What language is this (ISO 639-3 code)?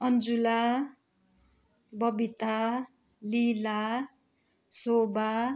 nep